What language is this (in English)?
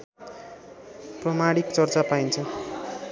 Nepali